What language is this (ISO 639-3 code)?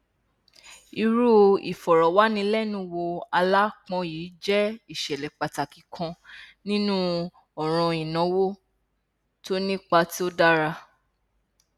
yor